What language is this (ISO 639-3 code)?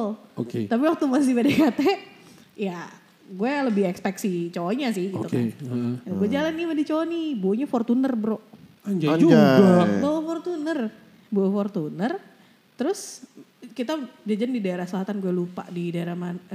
ind